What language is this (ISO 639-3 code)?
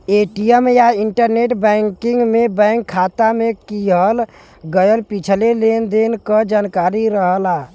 bho